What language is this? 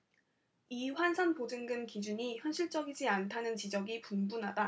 Korean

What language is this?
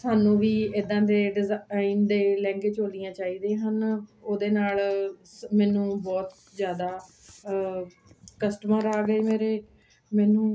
Punjabi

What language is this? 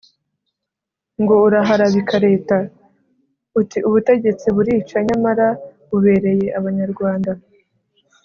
Kinyarwanda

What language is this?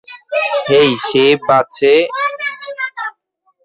Bangla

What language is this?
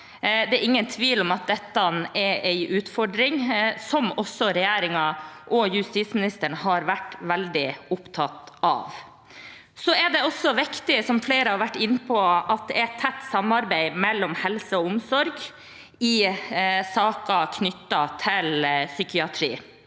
Norwegian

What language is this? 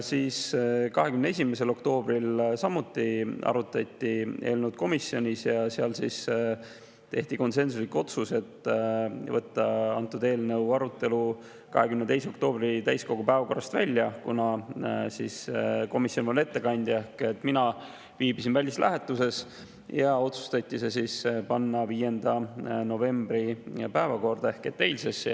Estonian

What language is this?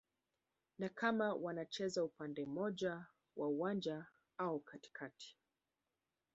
Swahili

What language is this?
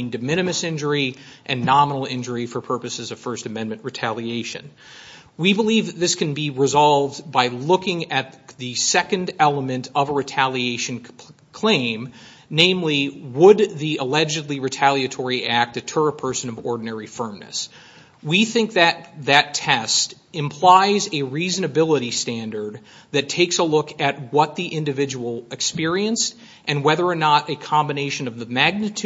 English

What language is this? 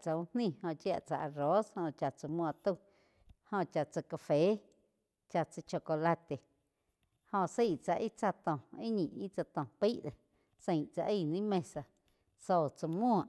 Quiotepec Chinantec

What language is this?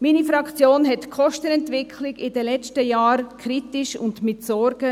Swiss German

